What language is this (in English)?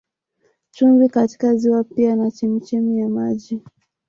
Swahili